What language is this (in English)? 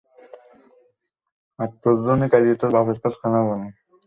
Bangla